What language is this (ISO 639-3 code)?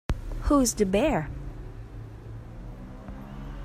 eng